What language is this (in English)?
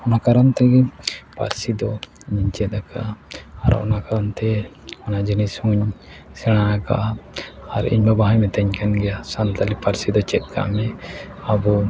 Santali